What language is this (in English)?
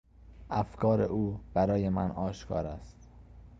Persian